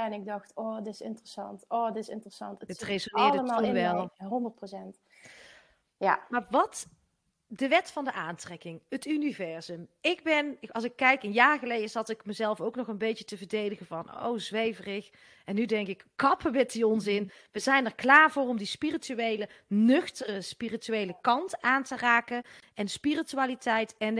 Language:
Dutch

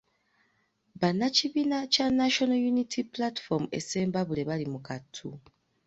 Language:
Ganda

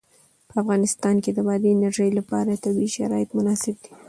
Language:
Pashto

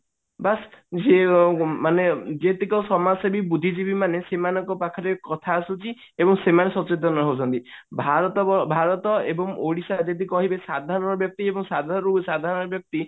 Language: Odia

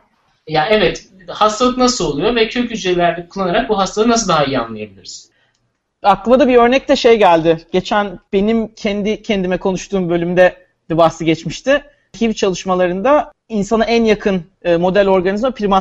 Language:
Turkish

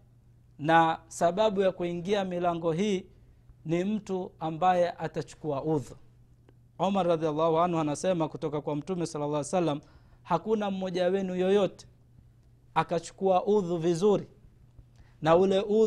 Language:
Swahili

